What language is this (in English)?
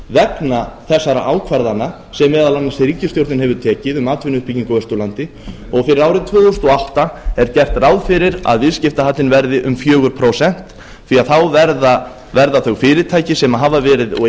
Icelandic